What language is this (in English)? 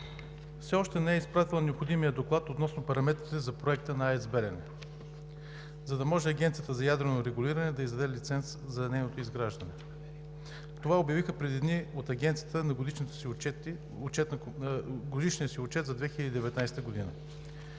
Bulgarian